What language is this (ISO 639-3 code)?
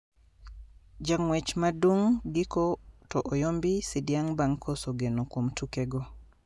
luo